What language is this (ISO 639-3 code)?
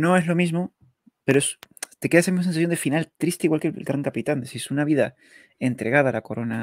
spa